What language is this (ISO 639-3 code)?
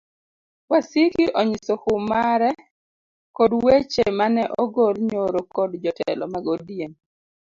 luo